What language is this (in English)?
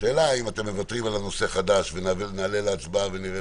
Hebrew